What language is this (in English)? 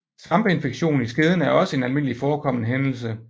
Danish